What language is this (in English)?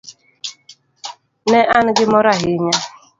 Luo (Kenya and Tanzania)